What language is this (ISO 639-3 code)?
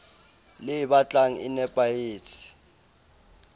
sot